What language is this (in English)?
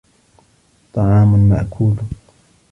Arabic